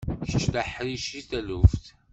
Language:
Kabyle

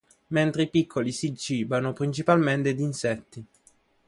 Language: Italian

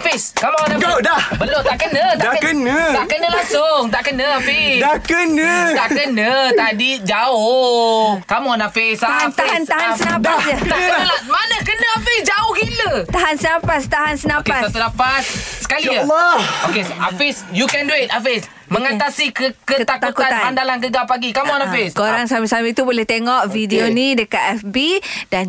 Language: Malay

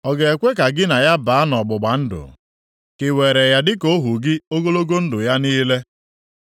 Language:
Igbo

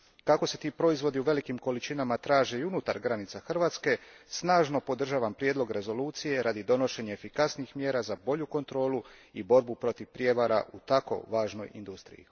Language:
Croatian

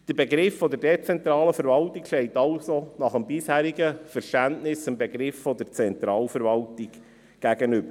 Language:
Swiss German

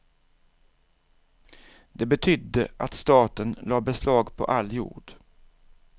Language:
Swedish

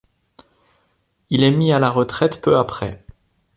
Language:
French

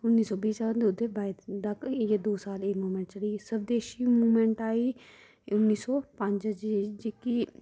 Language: Dogri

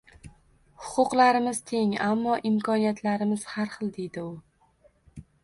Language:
Uzbek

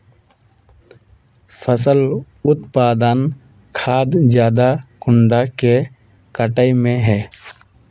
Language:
Magahi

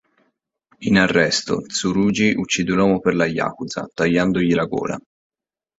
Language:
Italian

